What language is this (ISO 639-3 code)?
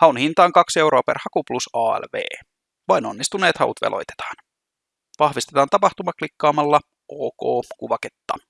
fin